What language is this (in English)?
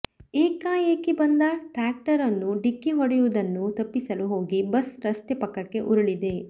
Kannada